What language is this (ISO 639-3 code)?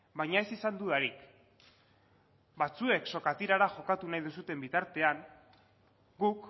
eus